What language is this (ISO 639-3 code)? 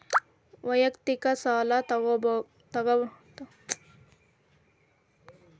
kan